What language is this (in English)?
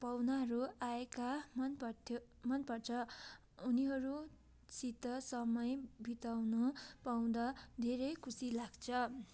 Nepali